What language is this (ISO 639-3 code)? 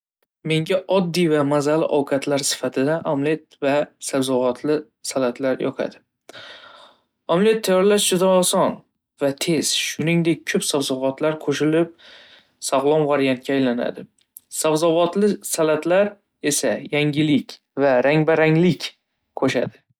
uzb